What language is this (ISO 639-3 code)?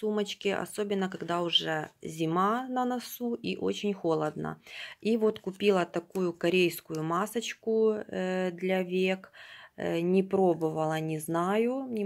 rus